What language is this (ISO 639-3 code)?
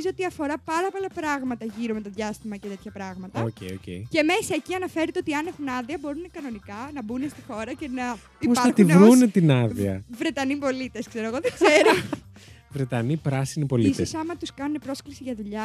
ell